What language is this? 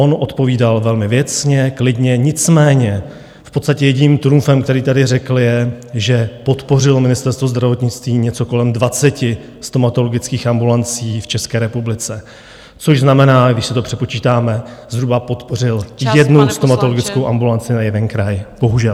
Czech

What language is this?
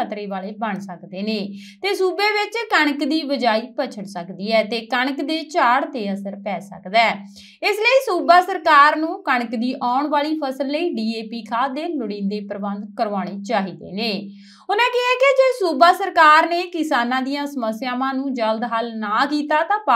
Hindi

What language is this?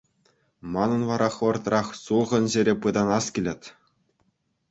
Chuvash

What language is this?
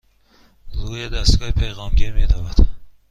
Persian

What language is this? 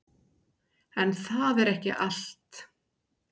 Icelandic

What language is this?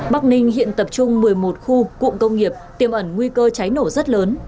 Vietnamese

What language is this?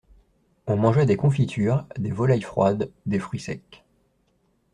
French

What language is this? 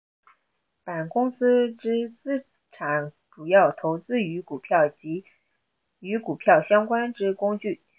Chinese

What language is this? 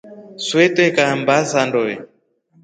Rombo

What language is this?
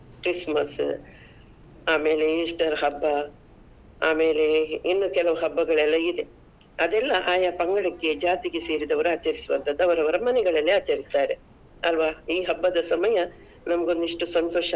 Kannada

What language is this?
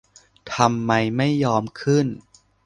Thai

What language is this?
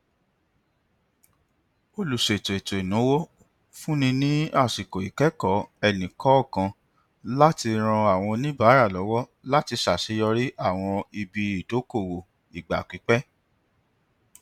Yoruba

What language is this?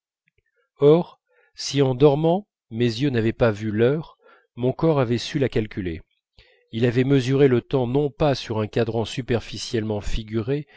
French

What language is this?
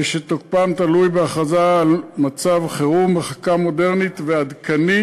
Hebrew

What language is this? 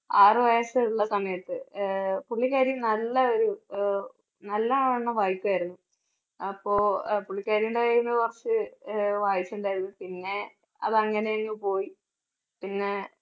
Malayalam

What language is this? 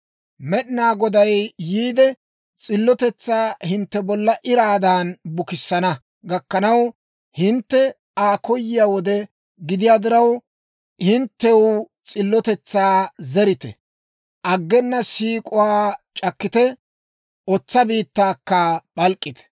Dawro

